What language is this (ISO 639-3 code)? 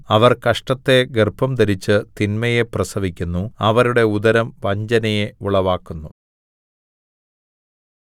mal